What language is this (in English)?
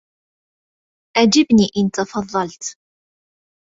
Arabic